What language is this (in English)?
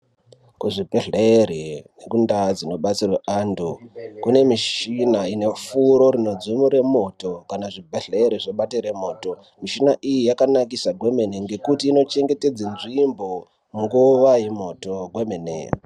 Ndau